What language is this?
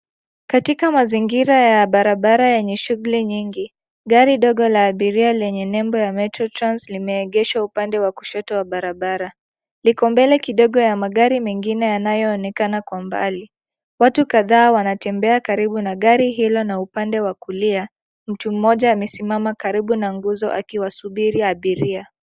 Swahili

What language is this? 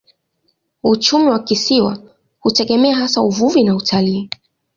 Swahili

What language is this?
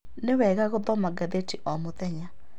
Kikuyu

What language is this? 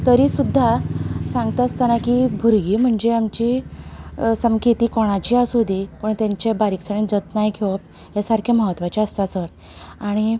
Konkani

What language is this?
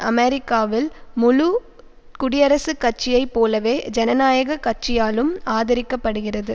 Tamil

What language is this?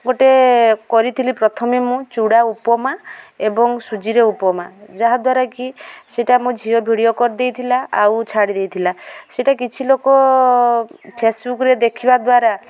Odia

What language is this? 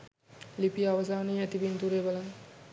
Sinhala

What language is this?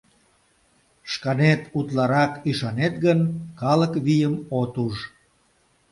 Mari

